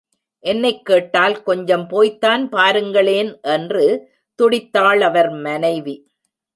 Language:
Tamil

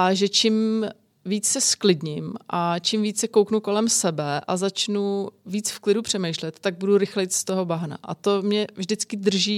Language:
Czech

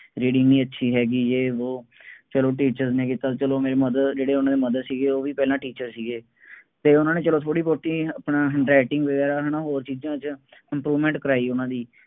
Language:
Punjabi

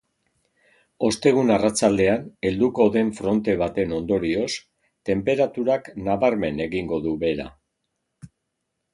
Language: Basque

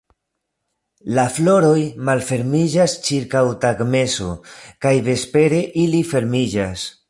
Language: Esperanto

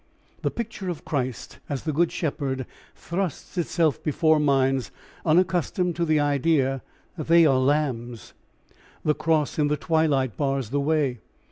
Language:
English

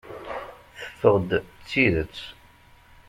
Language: Kabyle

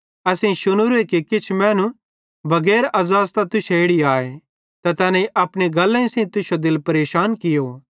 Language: Bhadrawahi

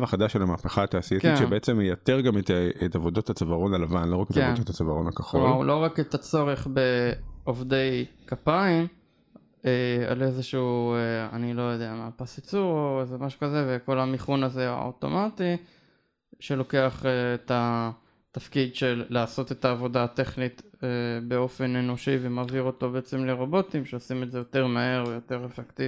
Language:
Hebrew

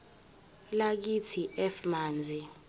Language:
Zulu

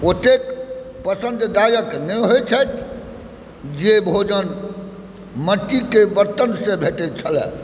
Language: Maithili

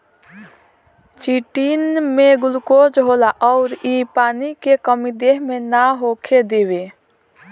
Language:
Bhojpuri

